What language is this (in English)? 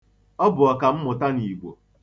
Igbo